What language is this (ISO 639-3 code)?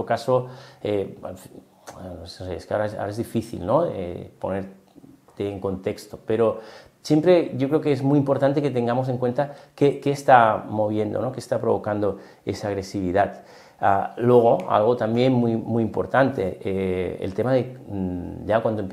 spa